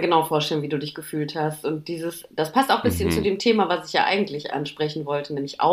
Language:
German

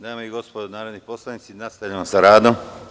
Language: Serbian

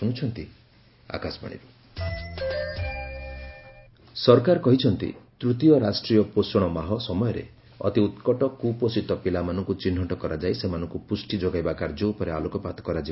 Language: Odia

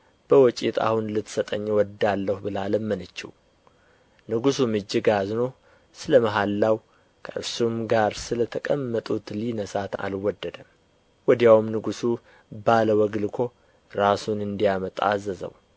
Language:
Amharic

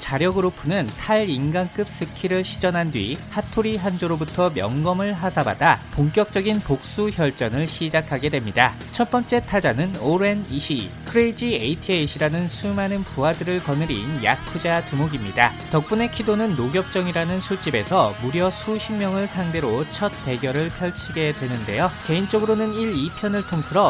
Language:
Korean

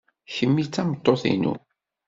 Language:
Kabyle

